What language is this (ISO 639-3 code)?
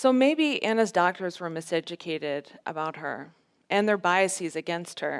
eng